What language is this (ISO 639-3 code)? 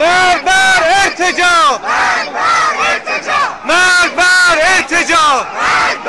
fas